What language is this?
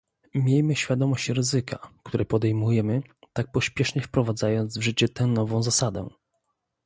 Polish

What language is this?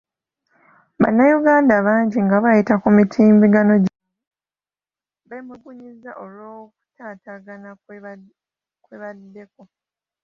Ganda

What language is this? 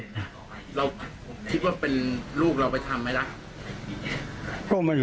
Thai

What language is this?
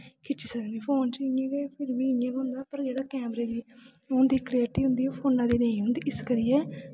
Dogri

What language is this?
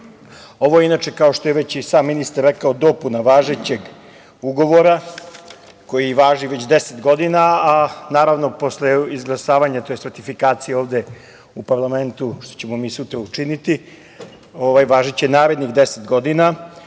Serbian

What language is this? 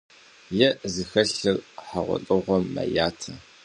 Kabardian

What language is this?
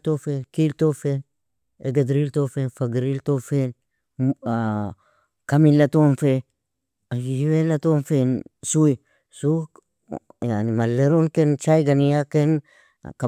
Nobiin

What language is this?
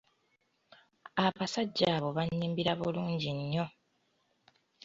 Ganda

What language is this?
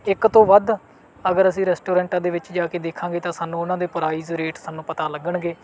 Punjabi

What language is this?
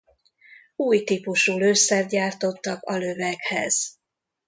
Hungarian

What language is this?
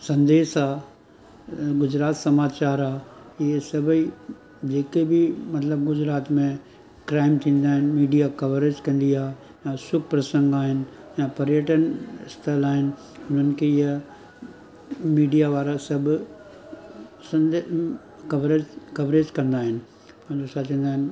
Sindhi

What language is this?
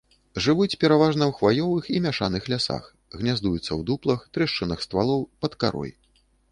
Belarusian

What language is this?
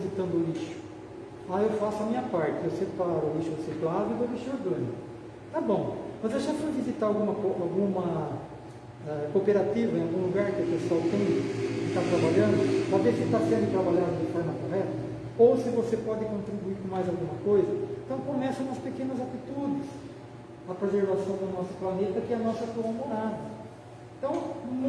Portuguese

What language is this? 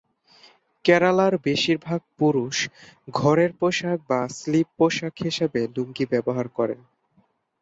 Bangla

